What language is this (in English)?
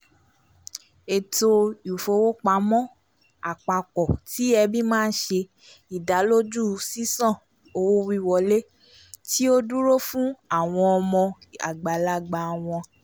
Yoruba